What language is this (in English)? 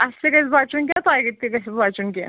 Kashmiri